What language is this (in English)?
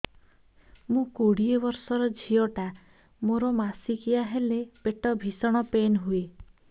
Odia